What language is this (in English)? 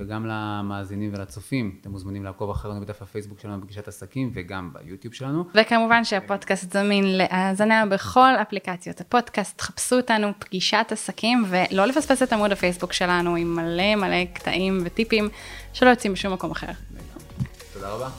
Hebrew